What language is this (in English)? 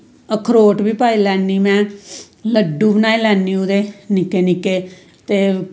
Dogri